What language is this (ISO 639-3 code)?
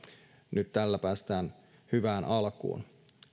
fin